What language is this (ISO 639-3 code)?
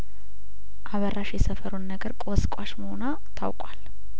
amh